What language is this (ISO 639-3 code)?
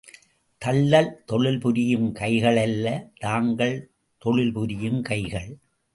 tam